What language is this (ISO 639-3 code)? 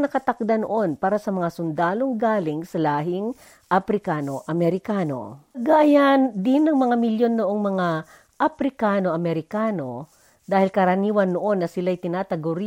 fil